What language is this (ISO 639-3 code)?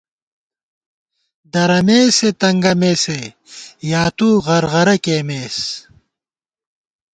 gwt